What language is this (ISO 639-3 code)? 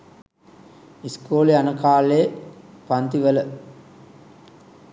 sin